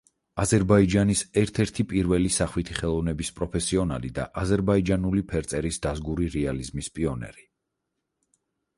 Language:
Georgian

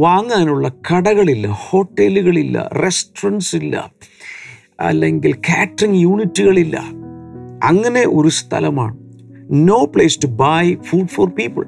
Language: Malayalam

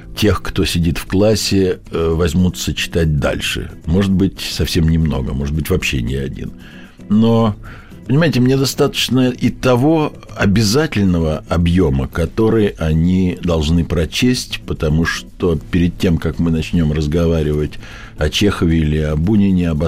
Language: Russian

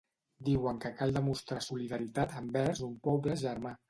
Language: Catalan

